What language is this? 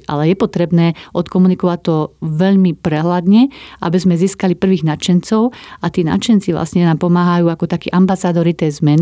Slovak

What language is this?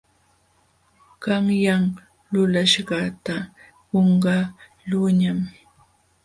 Jauja Wanca Quechua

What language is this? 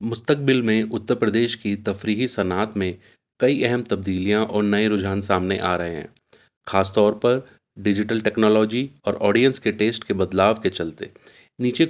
Urdu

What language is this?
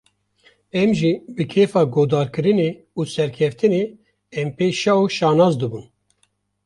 Kurdish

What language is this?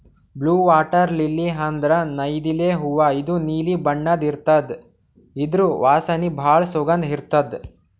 Kannada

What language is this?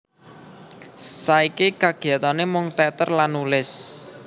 Javanese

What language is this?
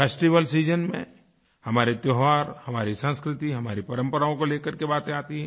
Hindi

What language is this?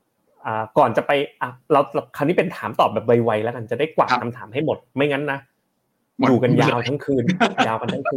Thai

